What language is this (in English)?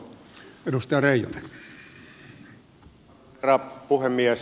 Finnish